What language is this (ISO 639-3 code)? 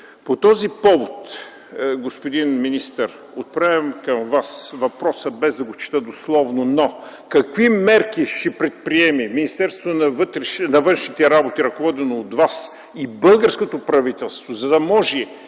bul